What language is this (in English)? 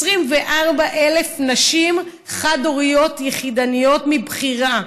Hebrew